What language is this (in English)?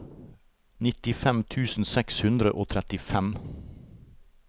Norwegian